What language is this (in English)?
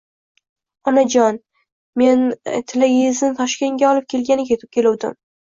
Uzbek